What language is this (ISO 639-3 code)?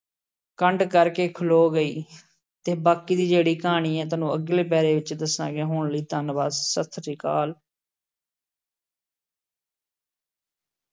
pan